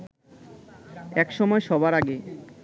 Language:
Bangla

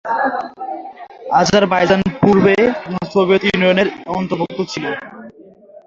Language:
Bangla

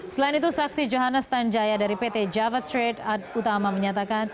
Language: Indonesian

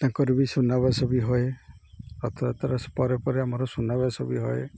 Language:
Odia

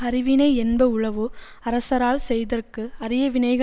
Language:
Tamil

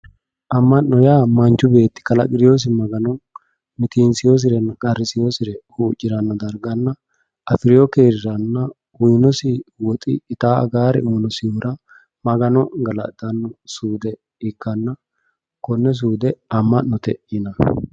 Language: Sidamo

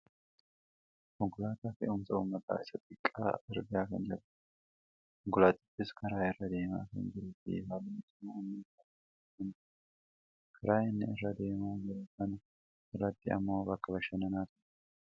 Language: Oromo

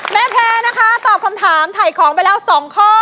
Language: Thai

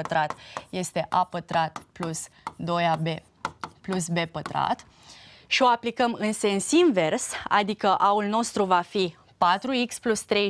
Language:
Romanian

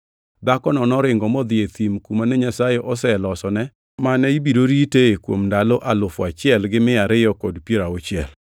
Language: Luo (Kenya and Tanzania)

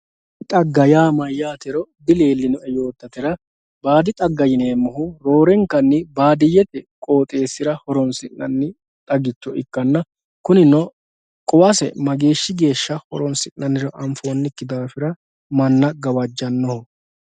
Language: Sidamo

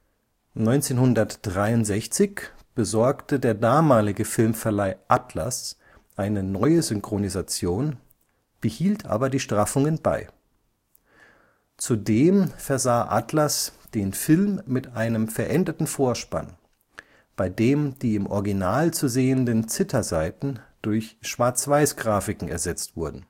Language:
German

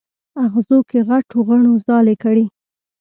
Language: Pashto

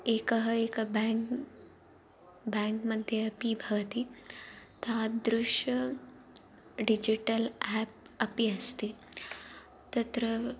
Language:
Sanskrit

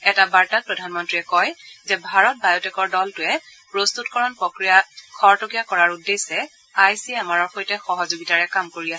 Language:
Assamese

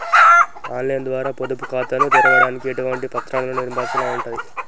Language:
Telugu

